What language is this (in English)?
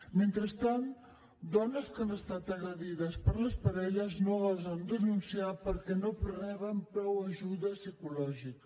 Catalan